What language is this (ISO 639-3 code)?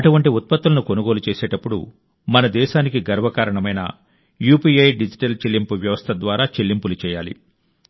tel